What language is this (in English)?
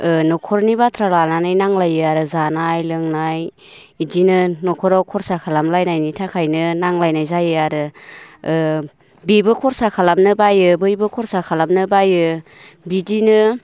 Bodo